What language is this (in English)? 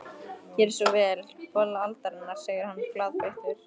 Icelandic